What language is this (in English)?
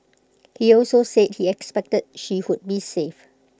English